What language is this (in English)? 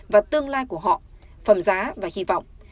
Vietnamese